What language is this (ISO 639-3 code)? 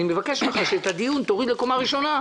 heb